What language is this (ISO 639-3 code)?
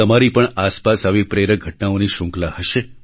guj